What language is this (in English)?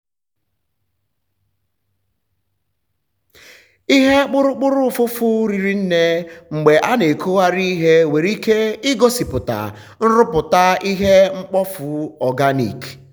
Igbo